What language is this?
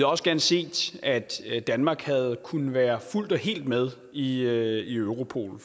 Danish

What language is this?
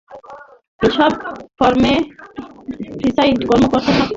Bangla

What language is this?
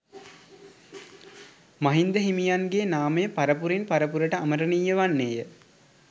Sinhala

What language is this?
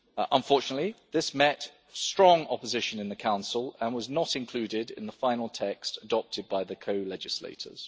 English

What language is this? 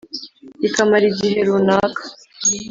Kinyarwanda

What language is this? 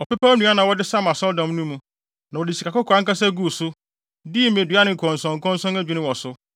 Akan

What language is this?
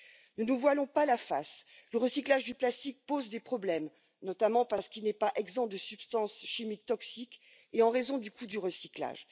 French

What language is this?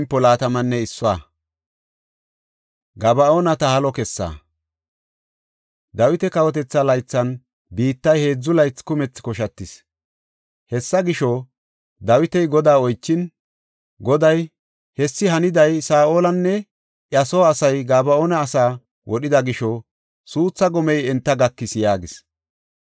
Gofa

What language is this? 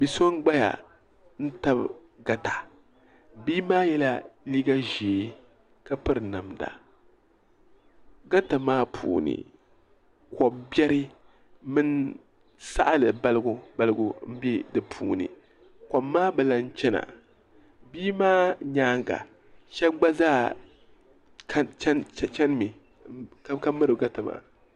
Dagbani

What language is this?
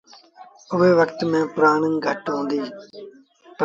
Sindhi Bhil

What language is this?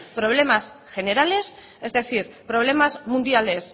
Spanish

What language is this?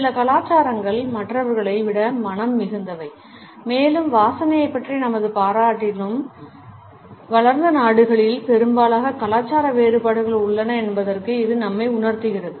Tamil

